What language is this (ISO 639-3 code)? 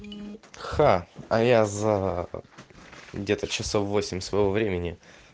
rus